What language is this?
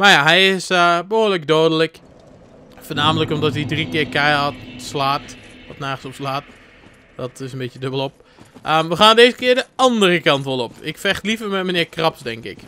Dutch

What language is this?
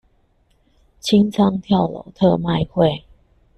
Chinese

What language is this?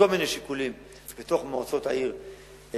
Hebrew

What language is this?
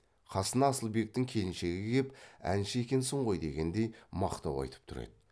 Kazakh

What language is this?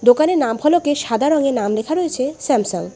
Bangla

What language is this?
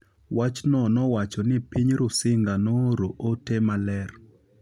Luo (Kenya and Tanzania)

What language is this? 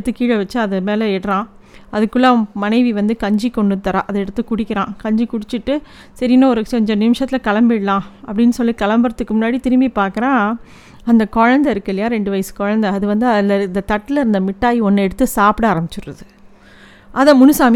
Tamil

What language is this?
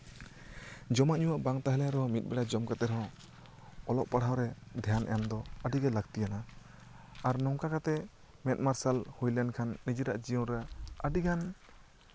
Santali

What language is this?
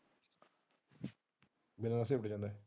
Punjabi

